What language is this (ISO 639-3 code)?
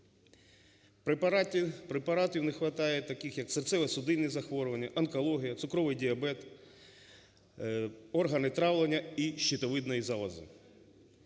ukr